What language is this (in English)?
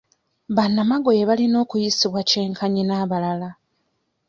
Ganda